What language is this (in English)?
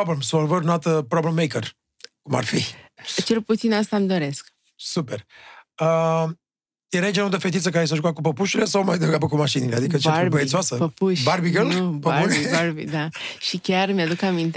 Romanian